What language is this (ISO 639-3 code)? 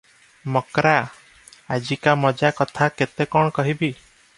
ori